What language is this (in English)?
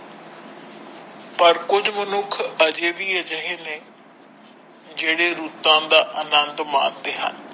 Punjabi